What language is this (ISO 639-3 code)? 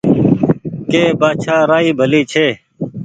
gig